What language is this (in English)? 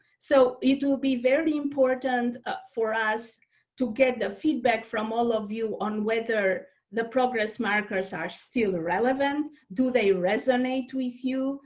English